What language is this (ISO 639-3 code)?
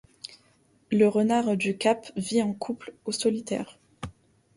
fra